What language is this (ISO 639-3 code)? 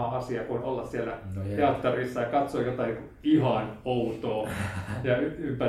fin